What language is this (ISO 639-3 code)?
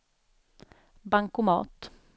swe